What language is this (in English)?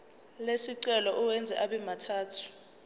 Zulu